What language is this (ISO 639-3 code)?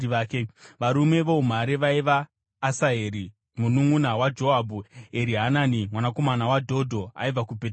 sna